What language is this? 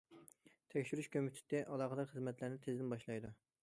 Uyghur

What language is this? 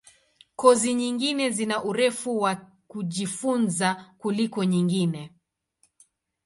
Swahili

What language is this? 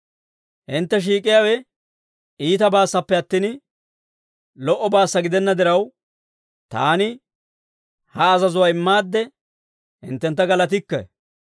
Dawro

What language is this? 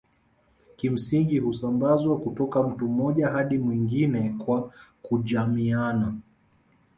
Swahili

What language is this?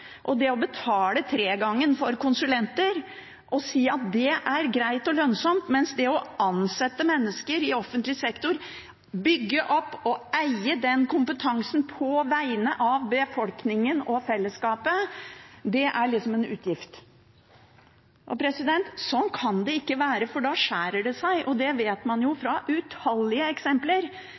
Norwegian Bokmål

